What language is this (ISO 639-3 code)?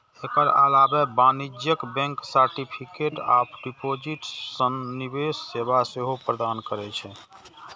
mai